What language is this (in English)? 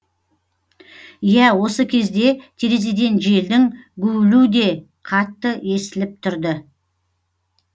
Kazakh